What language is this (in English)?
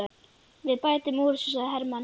Icelandic